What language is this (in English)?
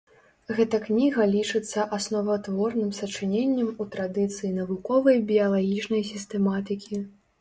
Belarusian